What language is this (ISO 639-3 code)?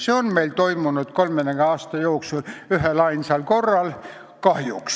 est